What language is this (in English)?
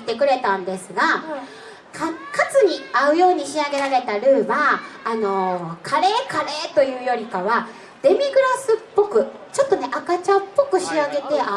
Japanese